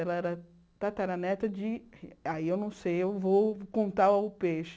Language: Portuguese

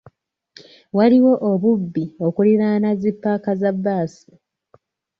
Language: Ganda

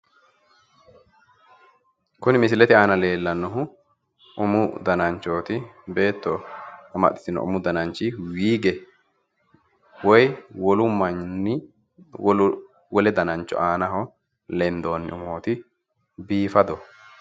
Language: Sidamo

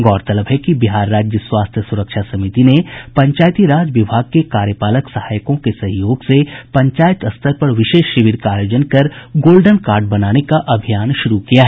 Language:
Hindi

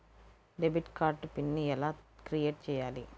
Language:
Telugu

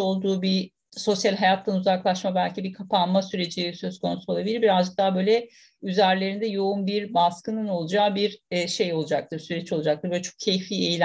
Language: Turkish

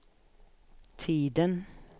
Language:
Swedish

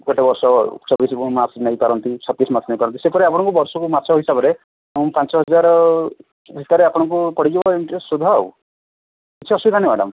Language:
Odia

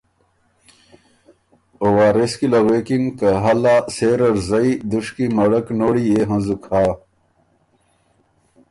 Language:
Ormuri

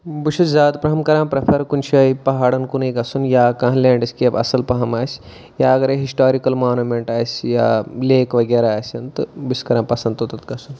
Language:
Kashmiri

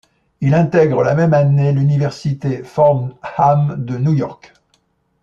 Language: French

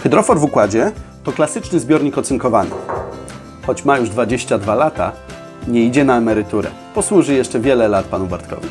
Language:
Polish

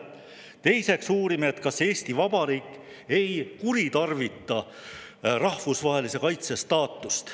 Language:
Estonian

